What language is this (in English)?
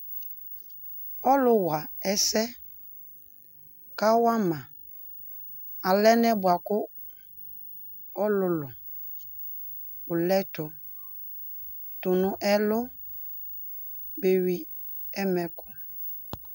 Ikposo